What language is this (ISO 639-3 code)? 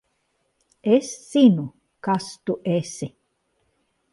lav